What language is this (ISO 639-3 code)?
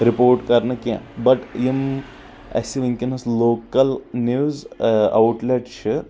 kas